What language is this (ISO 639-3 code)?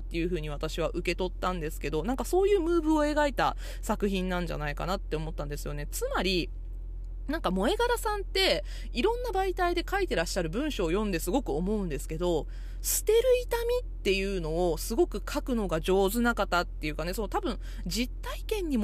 jpn